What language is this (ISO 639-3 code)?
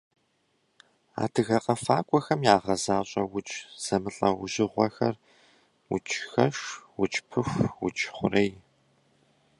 kbd